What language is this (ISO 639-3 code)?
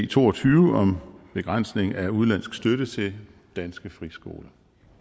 dan